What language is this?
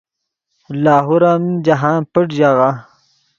Yidgha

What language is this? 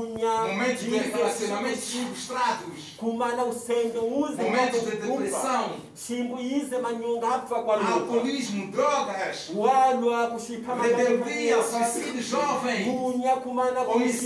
Portuguese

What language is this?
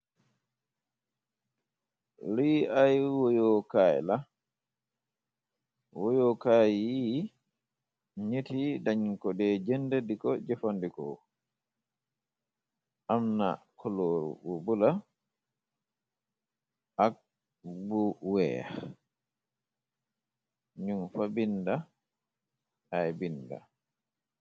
Wolof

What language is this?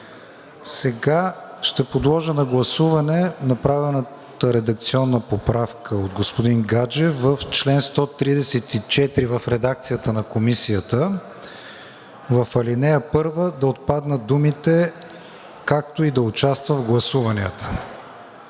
Bulgarian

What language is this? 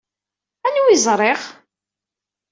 Kabyle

